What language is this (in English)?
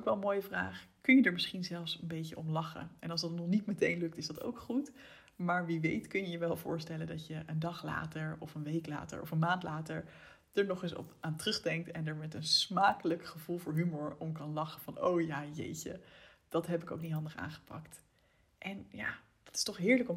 Dutch